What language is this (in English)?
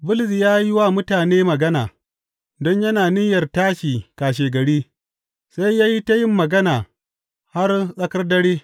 Hausa